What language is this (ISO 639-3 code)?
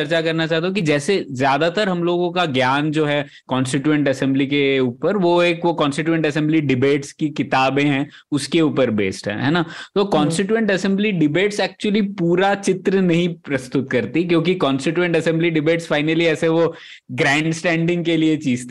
hin